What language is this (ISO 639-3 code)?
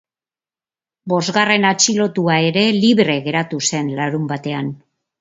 eus